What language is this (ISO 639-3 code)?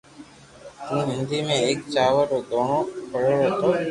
lrk